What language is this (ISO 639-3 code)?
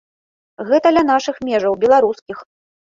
bel